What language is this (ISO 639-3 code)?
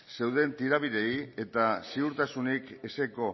eus